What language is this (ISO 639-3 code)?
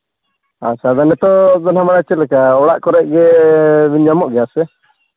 sat